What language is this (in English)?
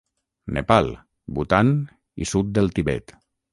Catalan